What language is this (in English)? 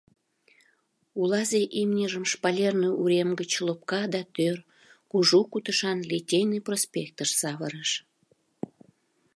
Mari